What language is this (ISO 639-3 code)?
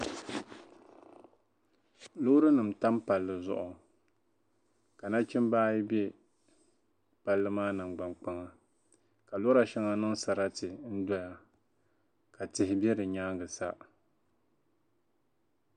dag